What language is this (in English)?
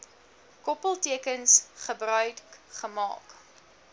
Afrikaans